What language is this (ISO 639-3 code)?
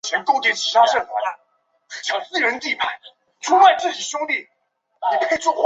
zho